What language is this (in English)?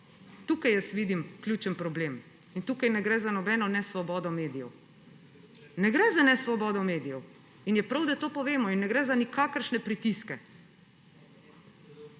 Slovenian